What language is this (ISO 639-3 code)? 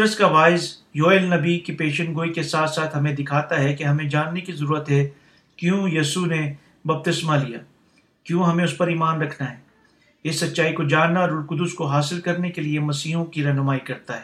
urd